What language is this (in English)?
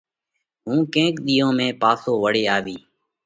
Parkari Koli